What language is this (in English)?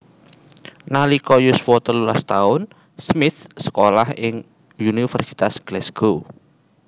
Javanese